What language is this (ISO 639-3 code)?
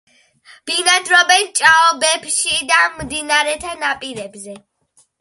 kat